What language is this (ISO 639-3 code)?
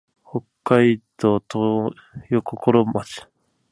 jpn